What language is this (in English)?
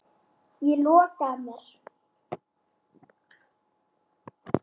Icelandic